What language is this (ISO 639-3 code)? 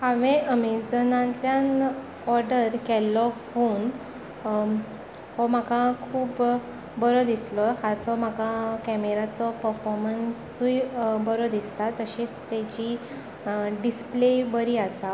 kok